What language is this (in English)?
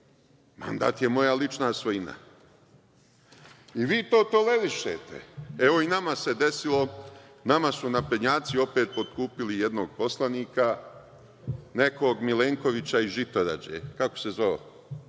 Serbian